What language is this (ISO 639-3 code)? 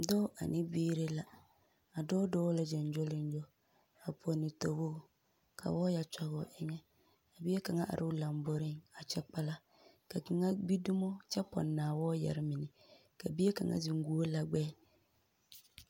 dga